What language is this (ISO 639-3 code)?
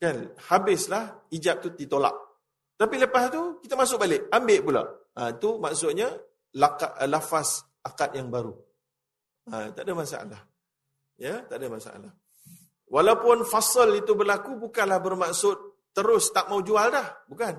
msa